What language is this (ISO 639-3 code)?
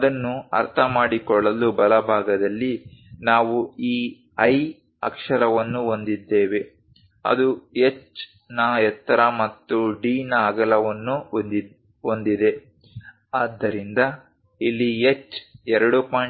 kan